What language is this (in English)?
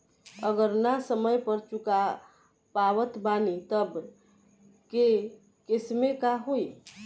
Bhojpuri